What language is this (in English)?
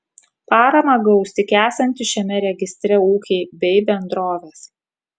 Lithuanian